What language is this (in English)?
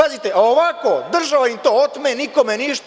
Serbian